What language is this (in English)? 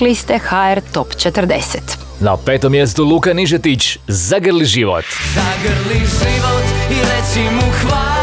Croatian